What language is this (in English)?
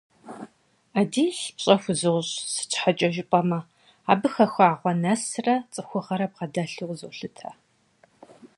Kabardian